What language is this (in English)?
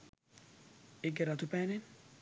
Sinhala